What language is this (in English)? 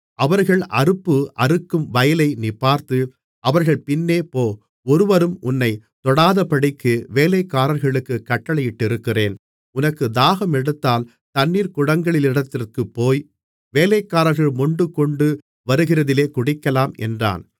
Tamil